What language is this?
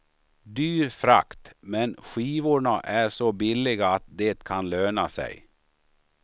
Swedish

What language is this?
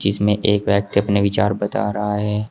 Hindi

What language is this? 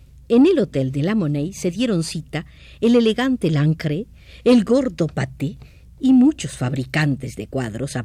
Spanish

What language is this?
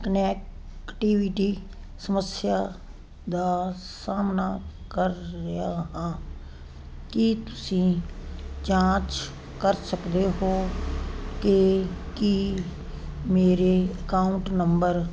Punjabi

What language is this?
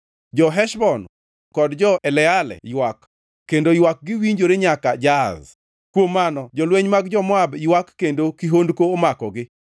Luo (Kenya and Tanzania)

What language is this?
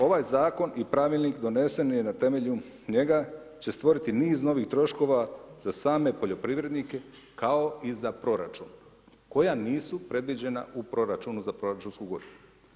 Croatian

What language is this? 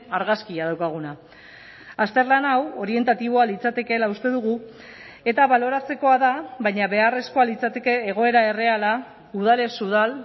Basque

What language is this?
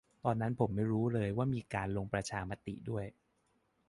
Thai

